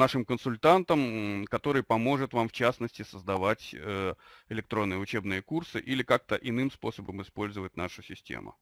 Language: Russian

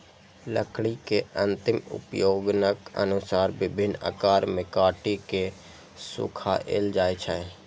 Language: Maithili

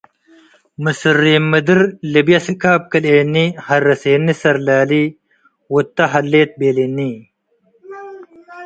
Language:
Tigre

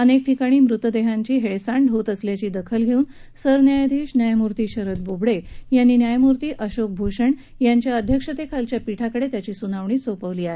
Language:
Marathi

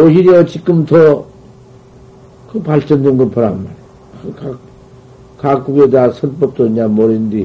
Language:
Korean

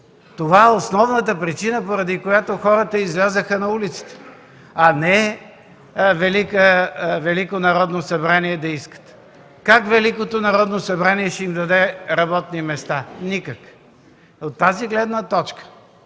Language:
Bulgarian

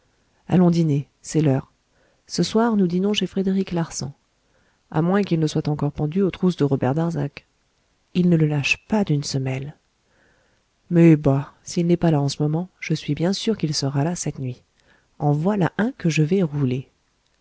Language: French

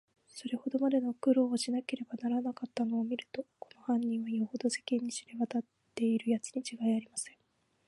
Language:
Japanese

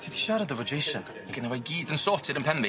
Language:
Welsh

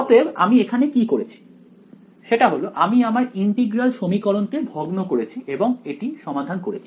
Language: Bangla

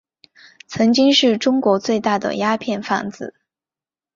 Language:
Chinese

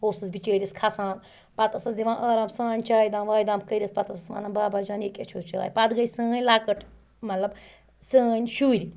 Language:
Kashmiri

